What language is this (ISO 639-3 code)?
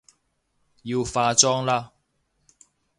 yue